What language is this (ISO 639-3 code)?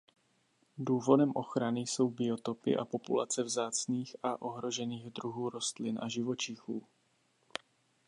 ces